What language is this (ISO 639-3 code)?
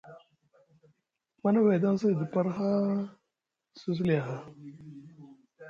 mug